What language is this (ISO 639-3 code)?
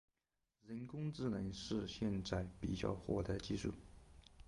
zho